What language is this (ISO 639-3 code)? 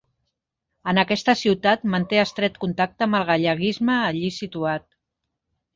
cat